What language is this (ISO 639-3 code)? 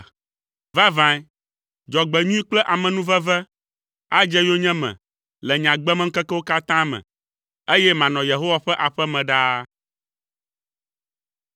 ewe